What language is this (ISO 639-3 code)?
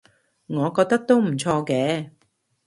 yue